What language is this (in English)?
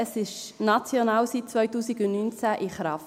Swiss German